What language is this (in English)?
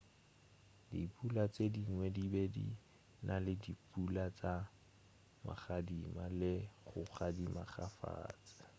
Northern Sotho